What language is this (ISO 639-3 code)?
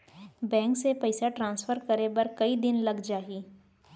hne